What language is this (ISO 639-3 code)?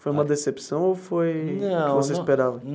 por